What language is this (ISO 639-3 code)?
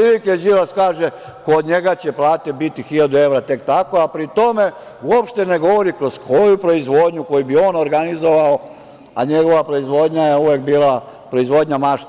srp